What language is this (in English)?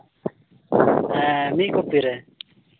Santali